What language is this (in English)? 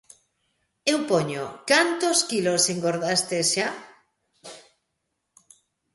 Galician